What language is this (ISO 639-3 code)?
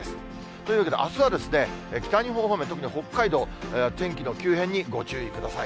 jpn